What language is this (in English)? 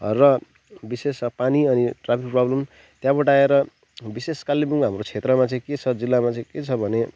Nepali